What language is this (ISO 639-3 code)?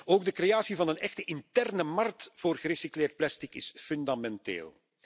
nld